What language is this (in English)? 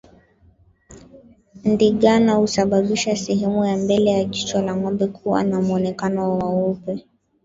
Swahili